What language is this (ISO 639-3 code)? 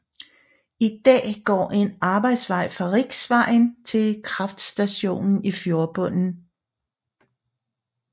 dan